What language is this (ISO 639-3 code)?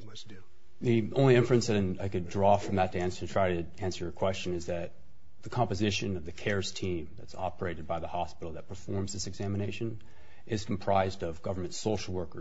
eng